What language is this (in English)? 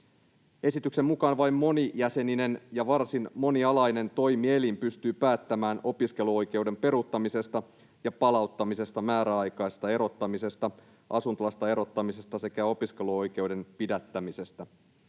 Finnish